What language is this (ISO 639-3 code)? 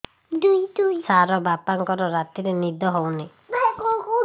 ori